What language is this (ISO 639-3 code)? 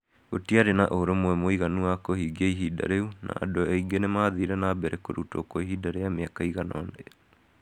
kik